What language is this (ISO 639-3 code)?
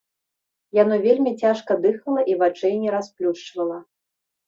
bel